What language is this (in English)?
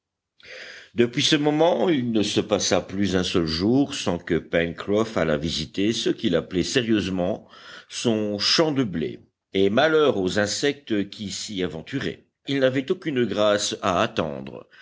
French